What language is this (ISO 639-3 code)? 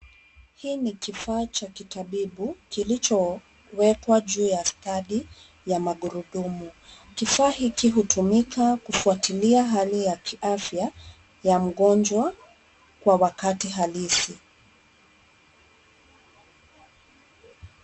swa